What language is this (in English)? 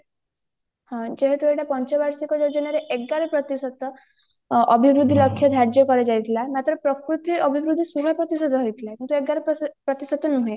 Odia